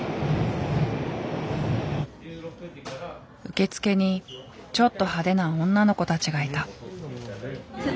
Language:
Japanese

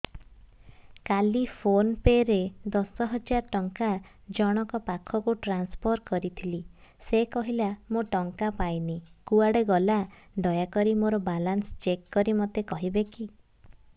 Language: Odia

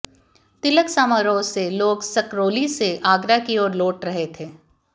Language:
Hindi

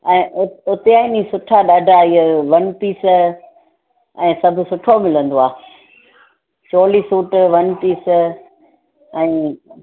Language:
Sindhi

